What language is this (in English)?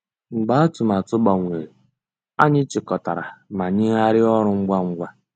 Igbo